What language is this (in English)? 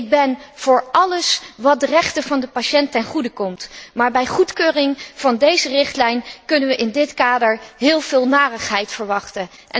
Dutch